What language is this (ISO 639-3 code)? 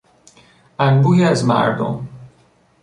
fas